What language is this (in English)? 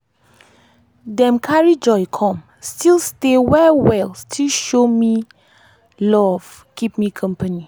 Nigerian Pidgin